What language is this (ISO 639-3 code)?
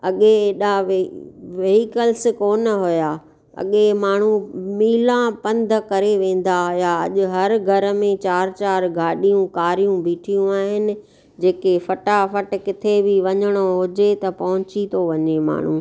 snd